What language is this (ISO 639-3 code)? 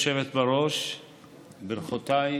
heb